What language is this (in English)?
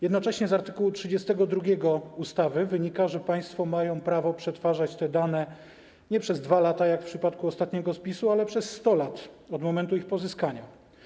Polish